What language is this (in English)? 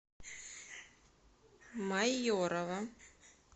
Russian